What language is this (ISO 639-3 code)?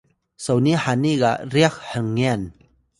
tay